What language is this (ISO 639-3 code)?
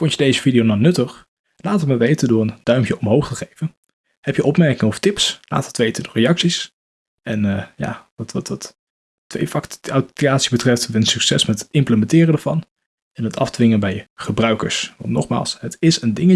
nld